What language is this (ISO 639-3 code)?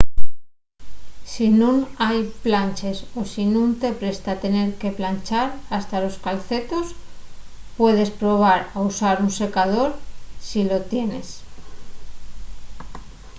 ast